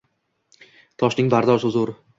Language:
Uzbek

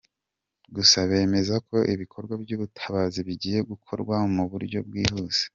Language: Kinyarwanda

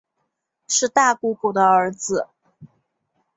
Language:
Chinese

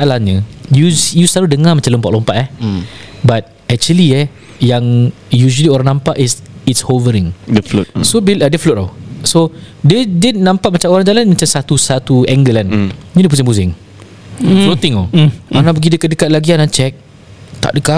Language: Malay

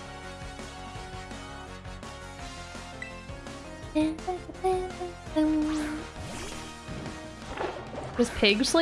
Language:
English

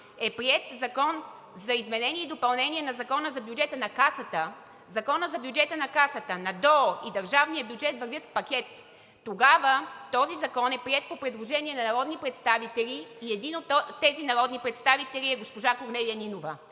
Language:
Bulgarian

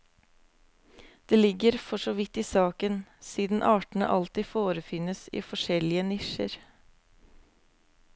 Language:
Norwegian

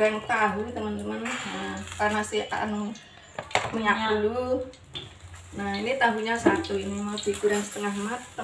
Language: Indonesian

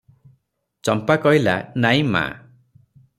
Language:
Odia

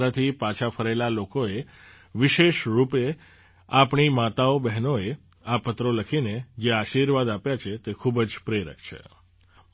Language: Gujarati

